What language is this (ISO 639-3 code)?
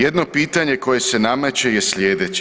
hrv